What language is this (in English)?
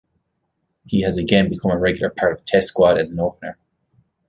English